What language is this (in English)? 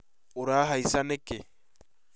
Kikuyu